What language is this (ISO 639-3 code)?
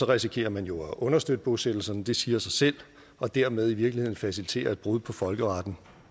dan